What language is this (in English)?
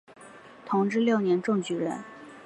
Chinese